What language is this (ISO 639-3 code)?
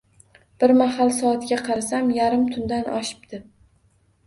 uzb